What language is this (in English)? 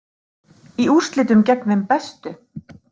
Icelandic